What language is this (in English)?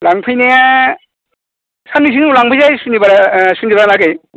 Bodo